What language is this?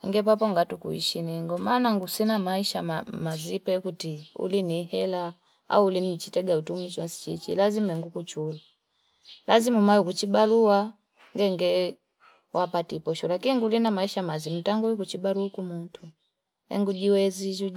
Fipa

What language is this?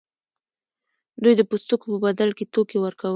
Pashto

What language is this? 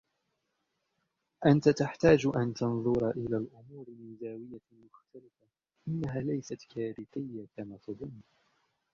Arabic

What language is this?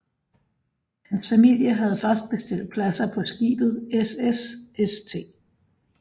Danish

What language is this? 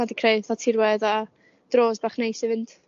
Welsh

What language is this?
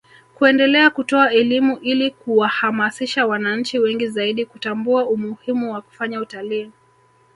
Swahili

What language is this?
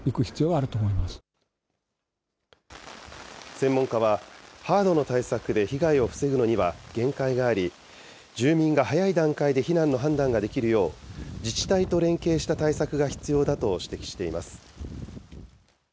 Japanese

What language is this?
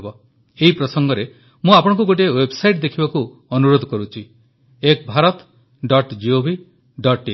Odia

